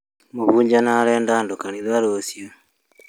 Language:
Kikuyu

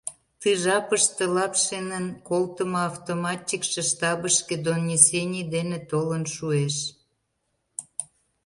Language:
Mari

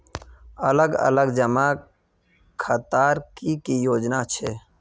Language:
Magahi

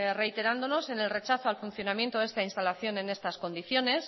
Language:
Spanish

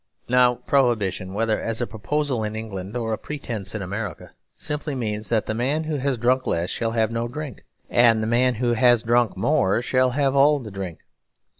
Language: English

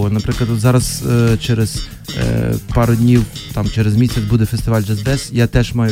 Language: Ukrainian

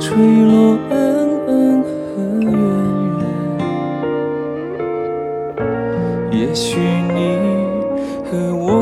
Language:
Chinese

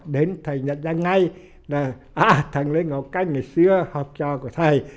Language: Vietnamese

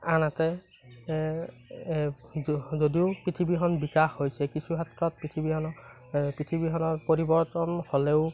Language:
Assamese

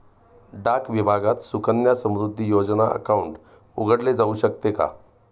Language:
Marathi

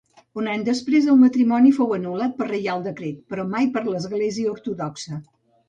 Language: Catalan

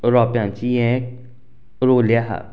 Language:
Konkani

